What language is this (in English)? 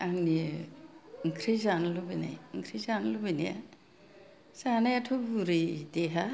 Bodo